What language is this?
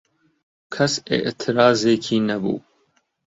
Central Kurdish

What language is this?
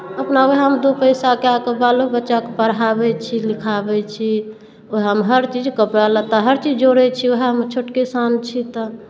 Maithili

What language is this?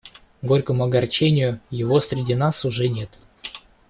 Russian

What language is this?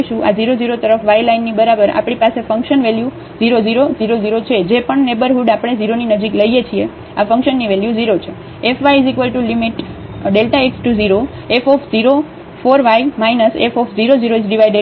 Gujarati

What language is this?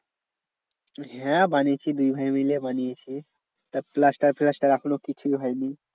Bangla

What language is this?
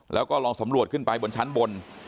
Thai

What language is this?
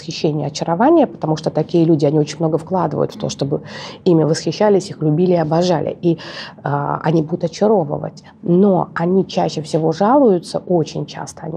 Russian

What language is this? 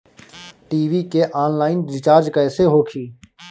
Bhojpuri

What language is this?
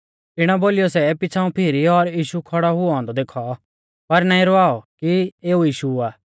Mahasu Pahari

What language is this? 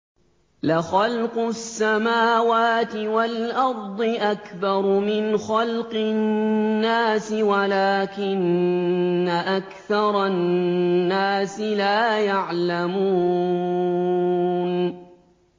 Arabic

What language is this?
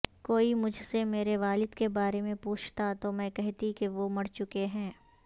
Urdu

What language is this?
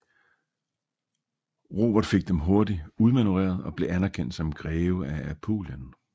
Danish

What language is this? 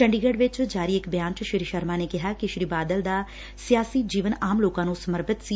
Punjabi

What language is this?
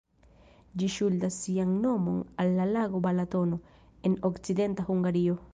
Esperanto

